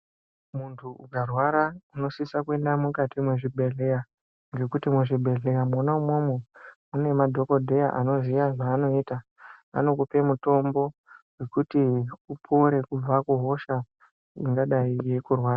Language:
Ndau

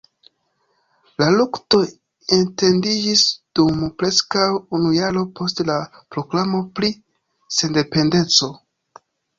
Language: Esperanto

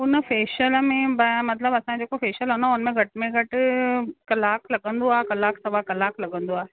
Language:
Sindhi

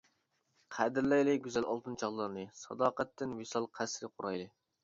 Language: Uyghur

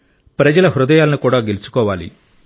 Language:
Telugu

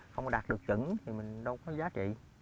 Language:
Vietnamese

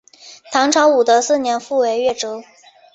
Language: Chinese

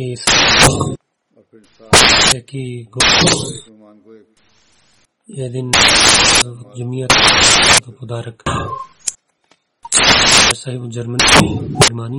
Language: Bulgarian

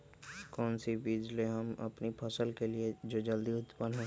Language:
Magahi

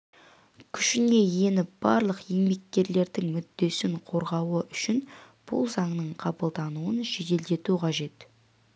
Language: Kazakh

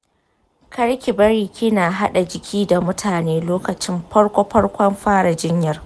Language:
Hausa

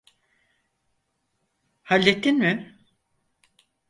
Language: Turkish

